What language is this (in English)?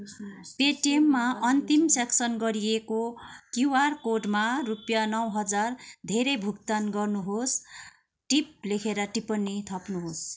Nepali